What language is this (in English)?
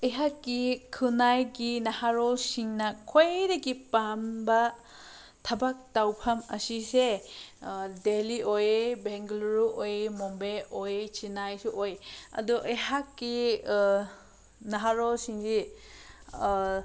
Manipuri